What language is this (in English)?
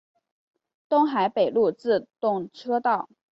Chinese